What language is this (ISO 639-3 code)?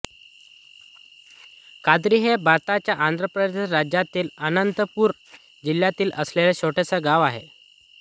mar